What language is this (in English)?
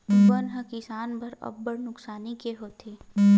Chhattisgarhi